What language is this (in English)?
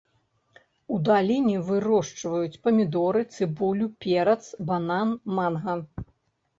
Belarusian